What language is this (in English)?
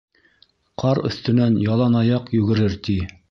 Bashkir